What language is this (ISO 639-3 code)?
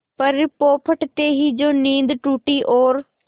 hin